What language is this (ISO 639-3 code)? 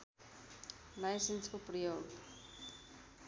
nep